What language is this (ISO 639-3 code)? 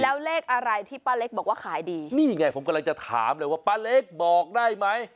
tha